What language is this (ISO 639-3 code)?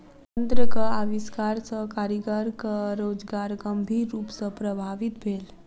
mai